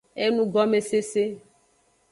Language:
Aja (Benin)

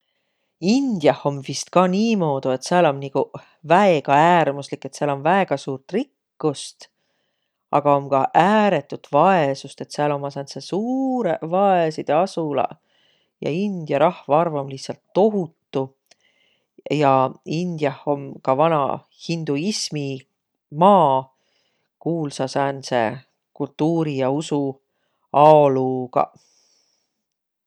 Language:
Võro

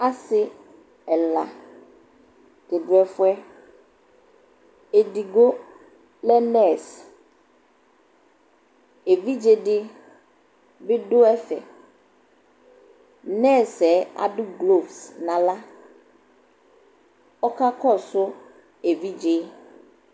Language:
Ikposo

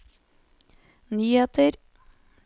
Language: Norwegian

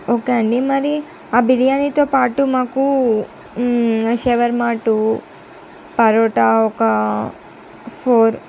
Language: Telugu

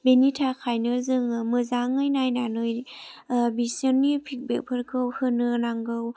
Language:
Bodo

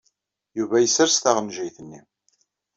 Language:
Kabyle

